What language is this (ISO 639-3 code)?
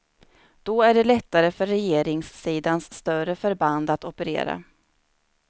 swe